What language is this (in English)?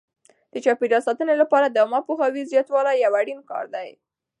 Pashto